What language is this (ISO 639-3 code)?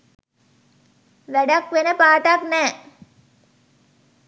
sin